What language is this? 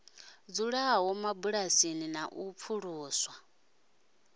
Venda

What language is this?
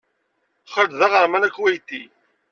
Kabyle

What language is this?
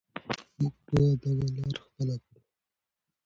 Pashto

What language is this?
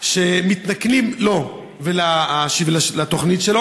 Hebrew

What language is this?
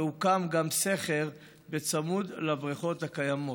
Hebrew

